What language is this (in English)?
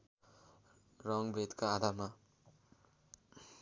Nepali